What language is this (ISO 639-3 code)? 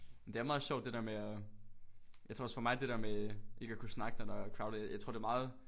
dan